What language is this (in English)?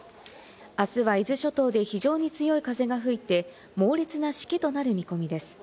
Japanese